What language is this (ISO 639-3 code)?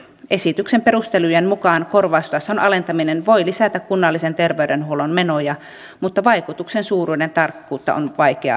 fin